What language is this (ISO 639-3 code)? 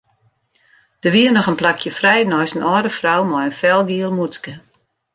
fry